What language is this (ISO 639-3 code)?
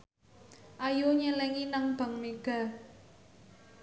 jav